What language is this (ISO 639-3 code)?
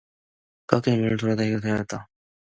kor